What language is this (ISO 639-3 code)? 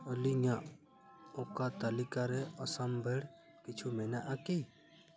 sat